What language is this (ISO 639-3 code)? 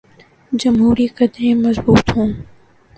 urd